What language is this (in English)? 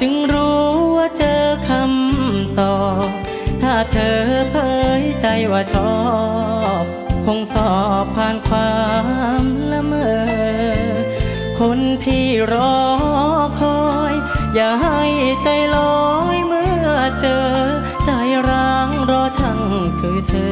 Thai